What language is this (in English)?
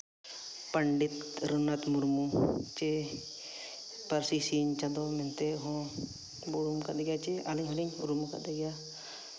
Santali